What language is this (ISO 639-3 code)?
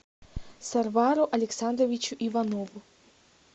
rus